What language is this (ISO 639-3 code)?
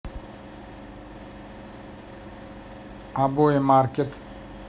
rus